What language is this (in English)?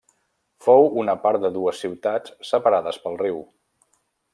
Catalan